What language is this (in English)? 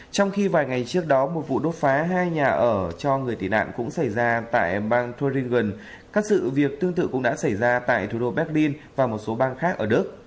Vietnamese